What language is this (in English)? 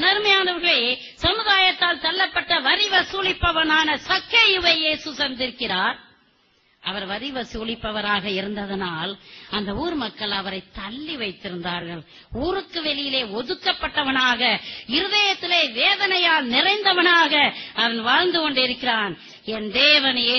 Arabic